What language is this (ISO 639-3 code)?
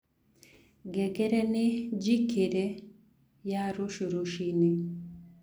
kik